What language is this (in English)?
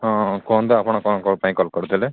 Odia